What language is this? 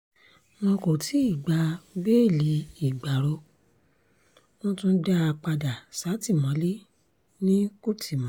Yoruba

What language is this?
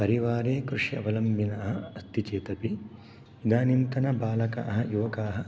Sanskrit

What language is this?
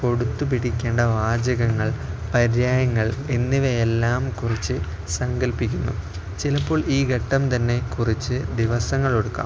Malayalam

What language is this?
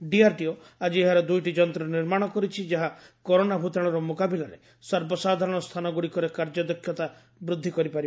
Odia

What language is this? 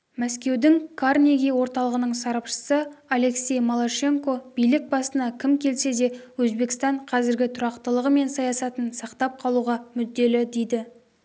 Kazakh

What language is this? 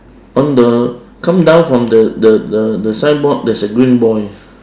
English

